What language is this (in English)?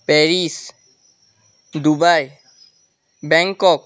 Assamese